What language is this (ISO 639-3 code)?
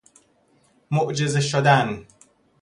fas